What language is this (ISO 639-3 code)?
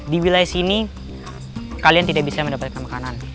ind